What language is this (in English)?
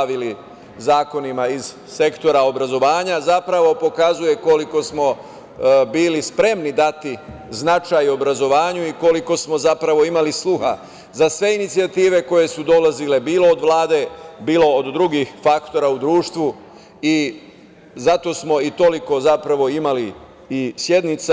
Serbian